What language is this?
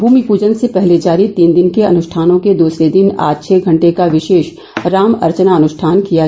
Hindi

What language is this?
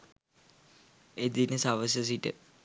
Sinhala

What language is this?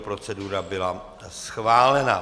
Czech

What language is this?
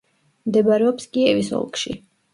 Georgian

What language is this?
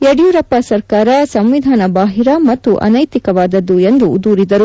Kannada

